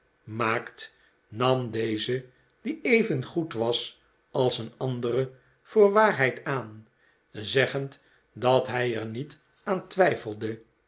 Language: Dutch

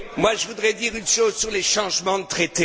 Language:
French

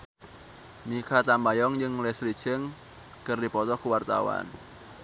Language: Sundanese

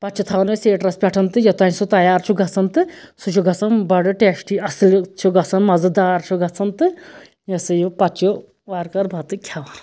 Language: Kashmiri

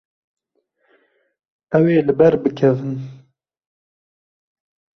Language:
Kurdish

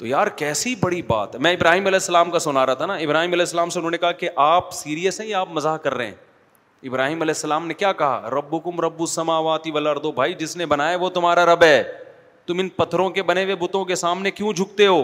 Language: Urdu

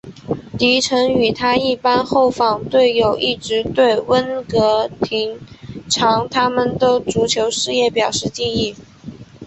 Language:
Chinese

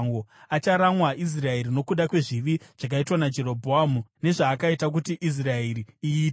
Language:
Shona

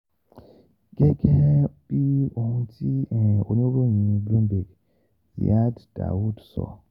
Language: Yoruba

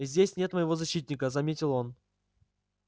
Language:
Russian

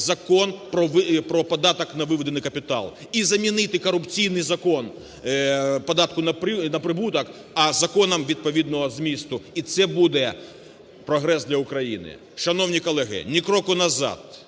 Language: Ukrainian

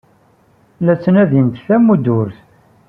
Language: Kabyle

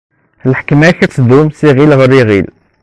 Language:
Kabyle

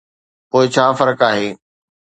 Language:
Sindhi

